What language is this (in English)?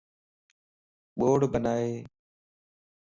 Lasi